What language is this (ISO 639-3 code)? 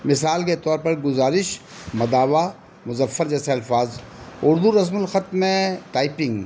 urd